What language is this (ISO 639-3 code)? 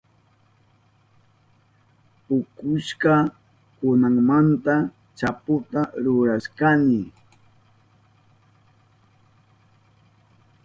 qup